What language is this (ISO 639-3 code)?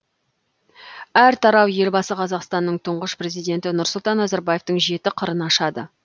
kaz